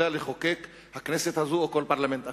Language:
Hebrew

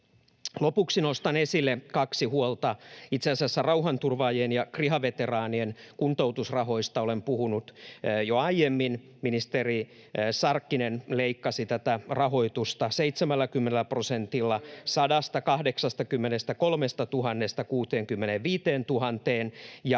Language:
Finnish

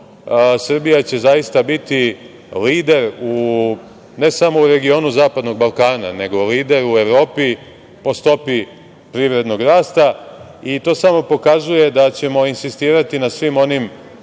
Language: Serbian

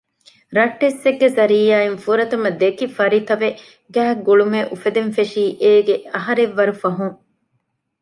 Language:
Divehi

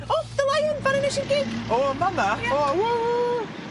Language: Welsh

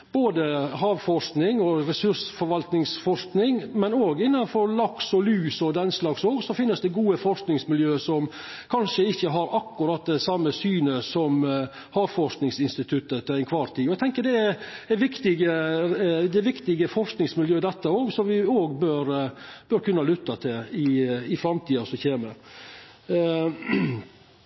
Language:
Norwegian Nynorsk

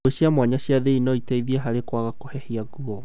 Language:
Kikuyu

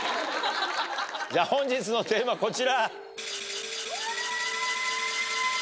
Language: Japanese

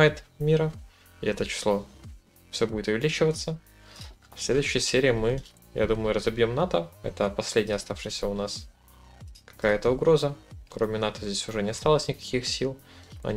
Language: Russian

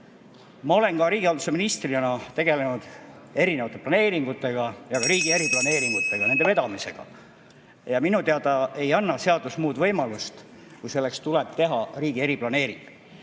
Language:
Estonian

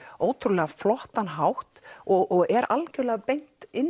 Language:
Icelandic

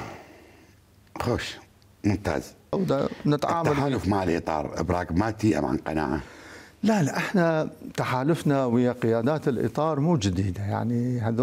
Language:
Arabic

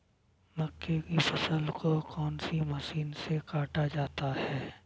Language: Hindi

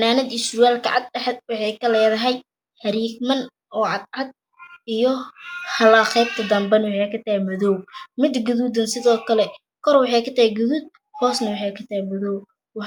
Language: Somali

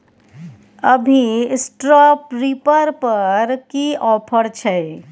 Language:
Maithili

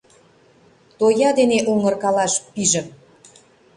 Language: Mari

